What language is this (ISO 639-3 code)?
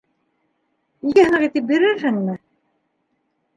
bak